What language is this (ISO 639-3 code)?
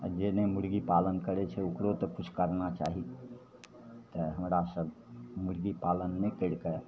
mai